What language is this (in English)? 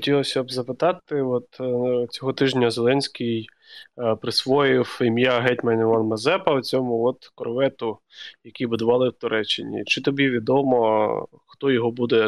Ukrainian